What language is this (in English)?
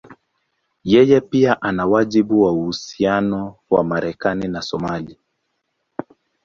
Swahili